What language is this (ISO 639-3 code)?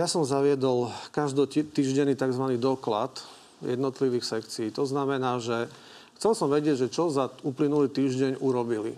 slk